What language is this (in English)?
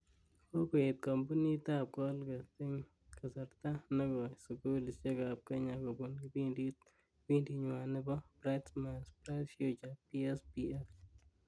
Kalenjin